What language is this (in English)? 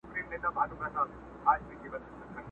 Pashto